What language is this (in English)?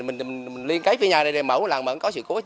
Vietnamese